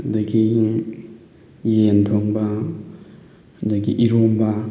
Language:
Manipuri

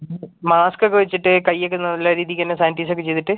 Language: Malayalam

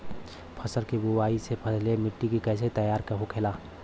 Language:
Bhojpuri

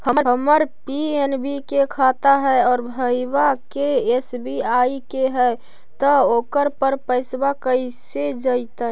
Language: Magahi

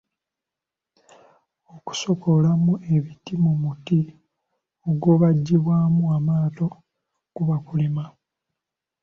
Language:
Ganda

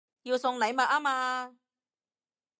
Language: Cantonese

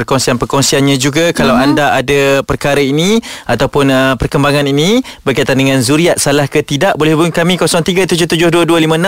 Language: Malay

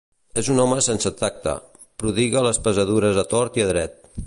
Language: Catalan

